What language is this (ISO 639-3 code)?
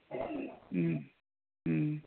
mni